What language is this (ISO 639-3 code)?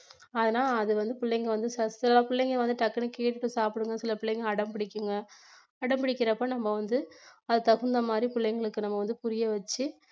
tam